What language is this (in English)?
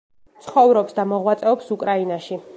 Georgian